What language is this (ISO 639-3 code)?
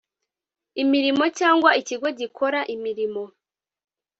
kin